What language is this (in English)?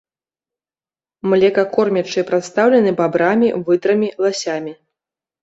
Belarusian